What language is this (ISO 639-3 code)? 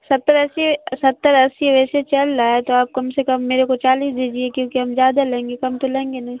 urd